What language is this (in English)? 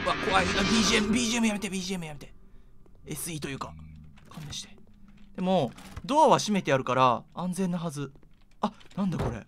Japanese